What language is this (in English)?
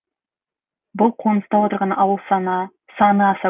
Kazakh